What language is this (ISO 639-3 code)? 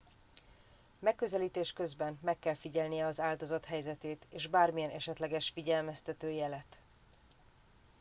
hun